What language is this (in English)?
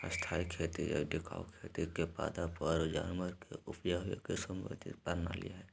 Magahi